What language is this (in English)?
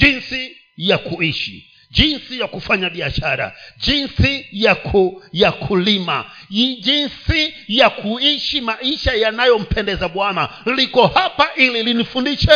Swahili